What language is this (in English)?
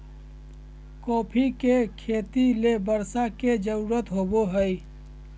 Magahi